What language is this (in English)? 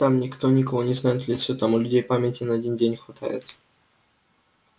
Russian